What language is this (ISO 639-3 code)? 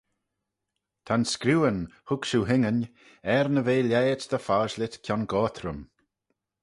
glv